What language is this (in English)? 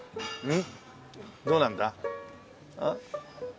Japanese